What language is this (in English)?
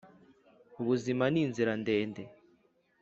Kinyarwanda